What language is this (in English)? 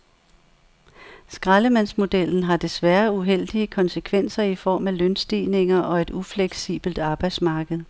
Danish